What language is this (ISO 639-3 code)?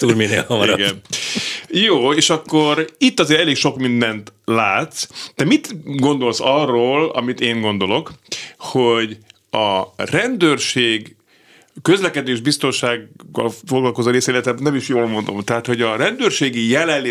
hun